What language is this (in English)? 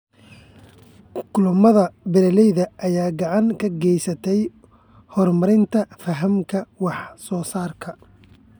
Somali